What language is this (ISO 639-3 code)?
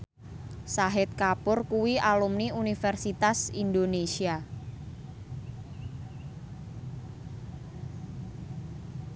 jav